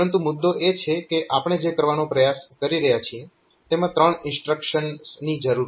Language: Gujarati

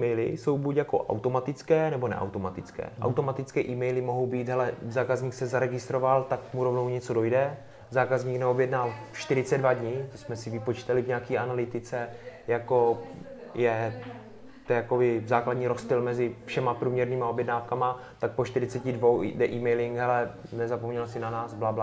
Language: Czech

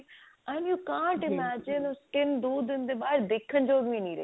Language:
Punjabi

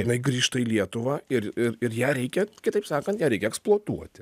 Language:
Lithuanian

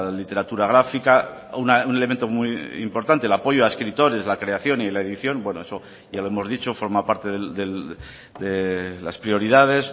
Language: Spanish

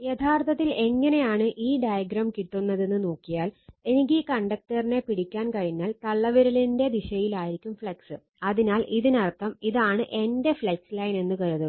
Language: Malayalam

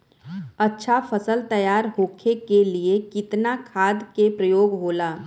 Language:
Bhojpuri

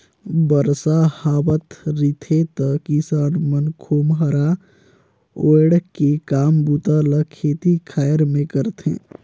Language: Chhattisgarhi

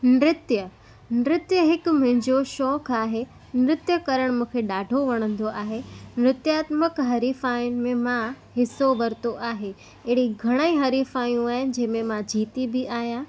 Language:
Sindhi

